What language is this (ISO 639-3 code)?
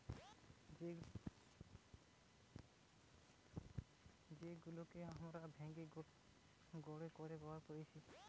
ben